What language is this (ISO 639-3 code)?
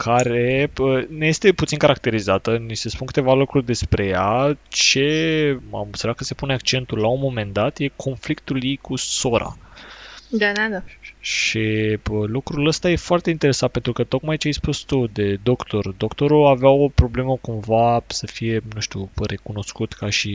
ron